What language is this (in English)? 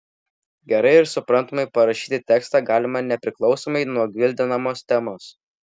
Lithuanian